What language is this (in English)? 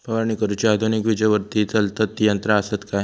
Marathi